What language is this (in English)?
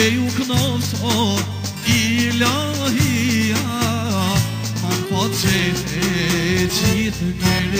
Romanian